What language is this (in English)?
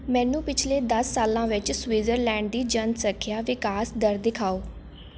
Punjabi